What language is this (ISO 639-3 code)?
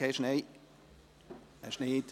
gsw